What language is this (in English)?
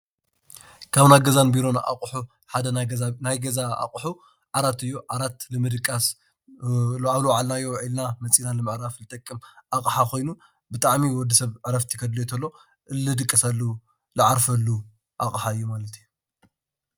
Tigrinya